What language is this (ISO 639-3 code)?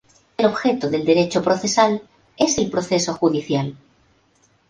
spa